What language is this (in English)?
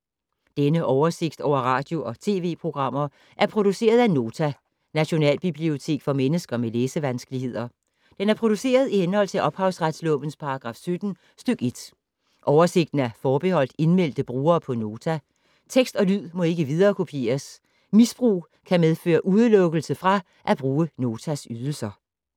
Danish